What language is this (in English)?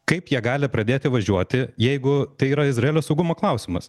Lithuanian